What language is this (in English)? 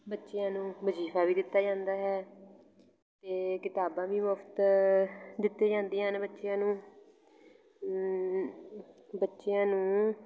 Punjabi